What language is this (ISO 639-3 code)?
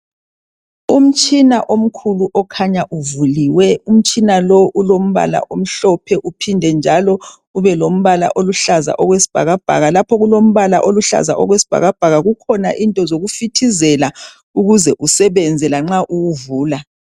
nde